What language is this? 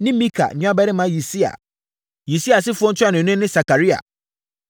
Akan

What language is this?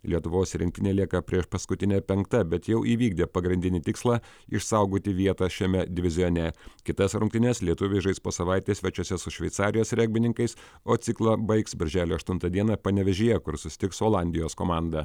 Lithuanian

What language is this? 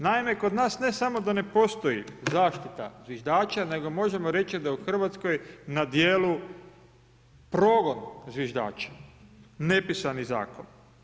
Croatian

